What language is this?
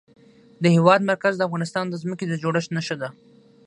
Pashto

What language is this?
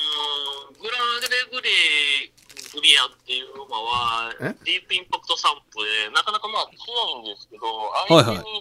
Japanese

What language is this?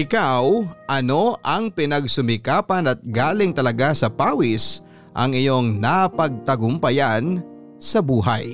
Filipino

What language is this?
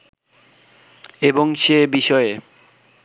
Bangla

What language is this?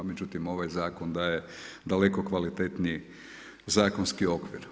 Croatian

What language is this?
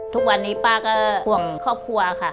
Thai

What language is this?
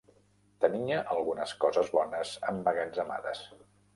Catalan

